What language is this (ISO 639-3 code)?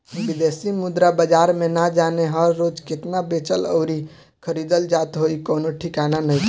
bho